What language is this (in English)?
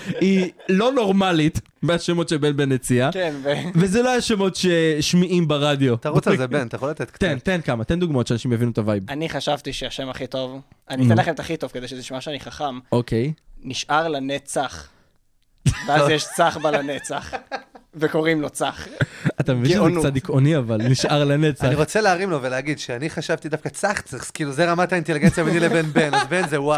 Hebrew